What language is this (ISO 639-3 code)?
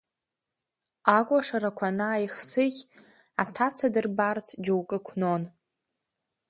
abk